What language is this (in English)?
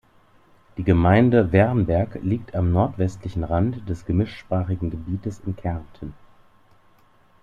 German